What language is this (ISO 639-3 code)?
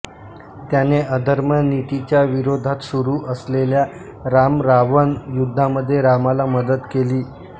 mar